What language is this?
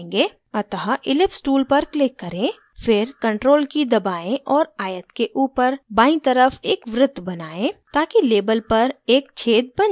Hindi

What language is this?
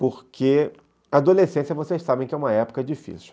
Portuguese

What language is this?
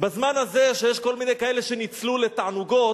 Hebrew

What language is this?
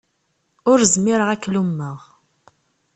Kabyle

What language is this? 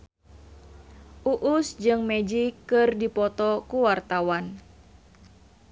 Sundanese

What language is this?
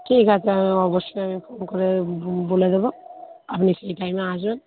Bangla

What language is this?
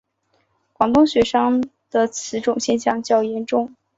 Chinese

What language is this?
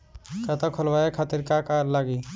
Bhojpuri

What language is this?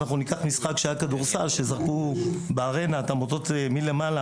Hebrew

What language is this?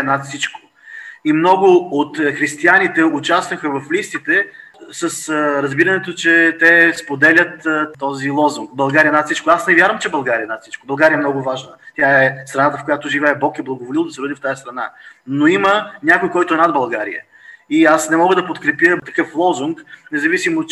Bulgarian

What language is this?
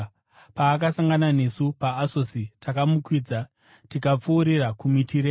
Shona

